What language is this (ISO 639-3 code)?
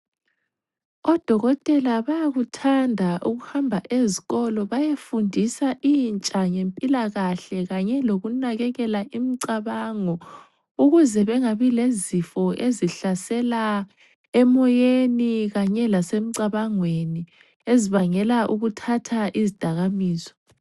nde